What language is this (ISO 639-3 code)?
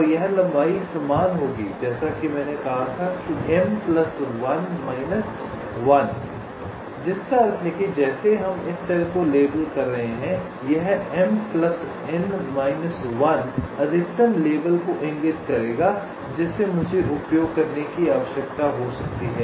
hin